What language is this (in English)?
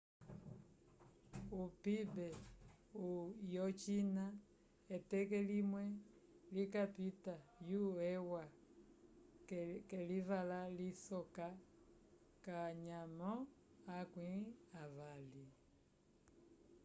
Umbundu